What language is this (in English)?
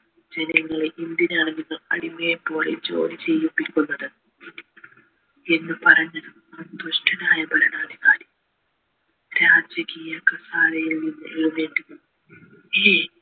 Malayalam